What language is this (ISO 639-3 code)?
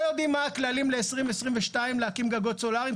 heb